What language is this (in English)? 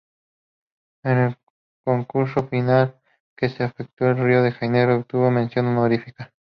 Spanish